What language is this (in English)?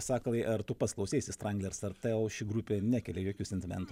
Lithuanian